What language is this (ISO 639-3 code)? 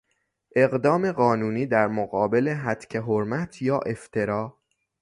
fas